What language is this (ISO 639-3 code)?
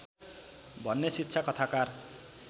nep